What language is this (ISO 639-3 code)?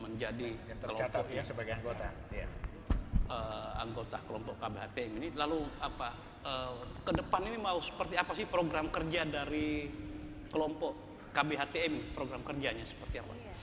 ind